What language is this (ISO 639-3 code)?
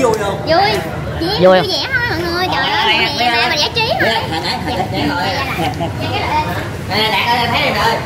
vie